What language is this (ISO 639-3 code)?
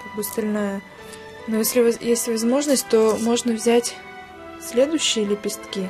rus